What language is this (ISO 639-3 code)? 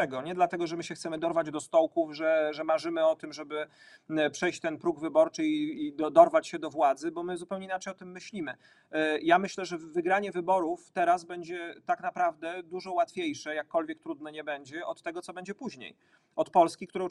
pol